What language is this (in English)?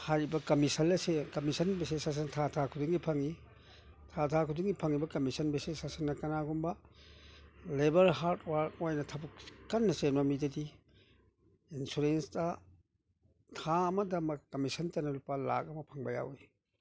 Manipuri